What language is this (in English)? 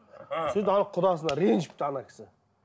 Kazakh